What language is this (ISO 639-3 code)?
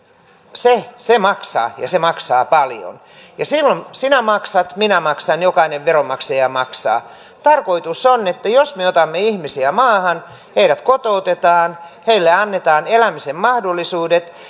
fin